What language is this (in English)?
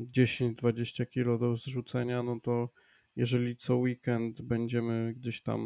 Polish